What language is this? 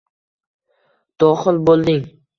Uzbek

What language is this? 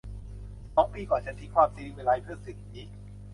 Thai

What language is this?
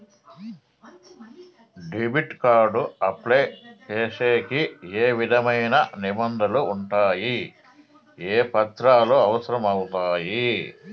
Telugu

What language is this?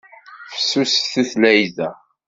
Kabyle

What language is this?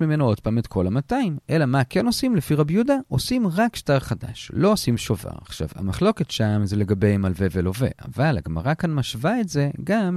Hebrew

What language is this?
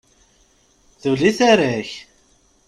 Kabyle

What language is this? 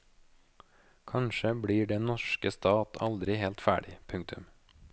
Norwegian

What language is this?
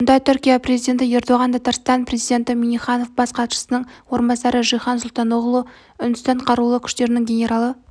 Kazakh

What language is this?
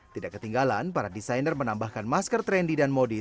Indonesian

